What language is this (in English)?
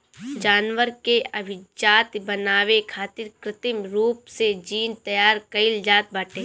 Bhojpuri